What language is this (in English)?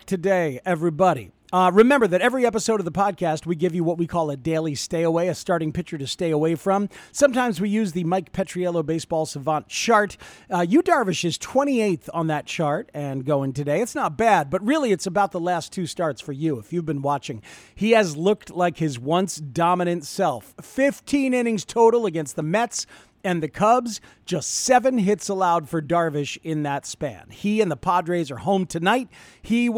English